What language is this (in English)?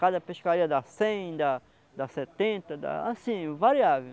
Portuguese